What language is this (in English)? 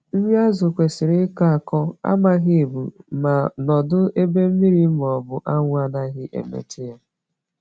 Igbo